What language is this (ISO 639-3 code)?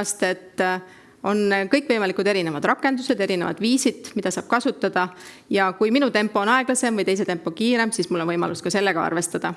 ita